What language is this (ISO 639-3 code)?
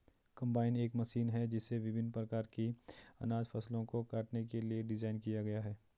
hin